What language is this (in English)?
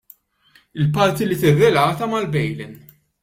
Maltese